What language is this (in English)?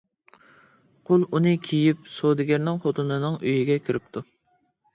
Uyghur